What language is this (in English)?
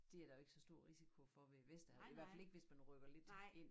Danish